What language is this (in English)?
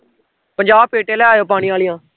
Punjabi